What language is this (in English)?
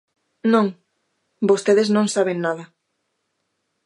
Galician